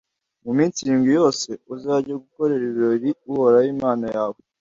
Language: Kinyarwanda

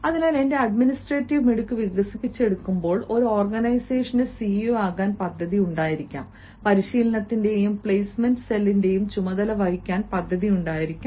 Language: Malayalam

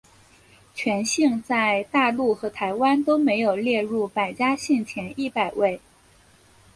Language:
Chinese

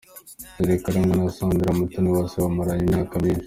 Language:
Kinyarwanda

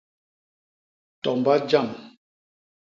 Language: Basaa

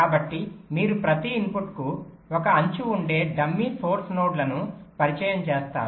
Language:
Telugu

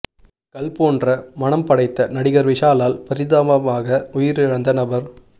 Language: Tamil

